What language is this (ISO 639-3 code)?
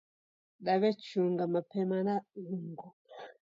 dav